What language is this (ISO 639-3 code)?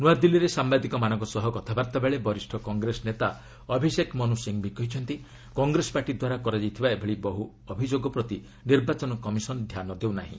ori